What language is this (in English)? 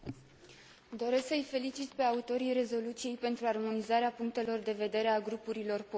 Romanian